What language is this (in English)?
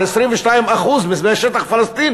Hebrew